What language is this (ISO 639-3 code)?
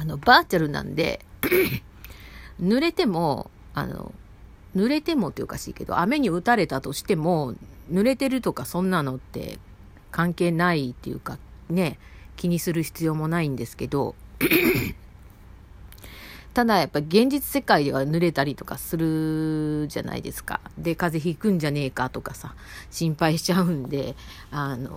jpn